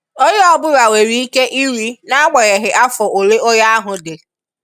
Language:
Igbo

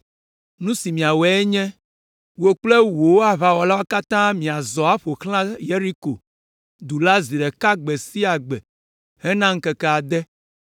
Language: Ewe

